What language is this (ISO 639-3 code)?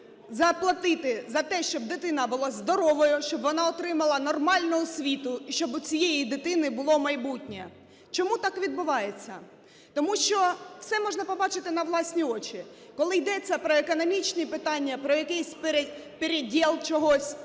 ukr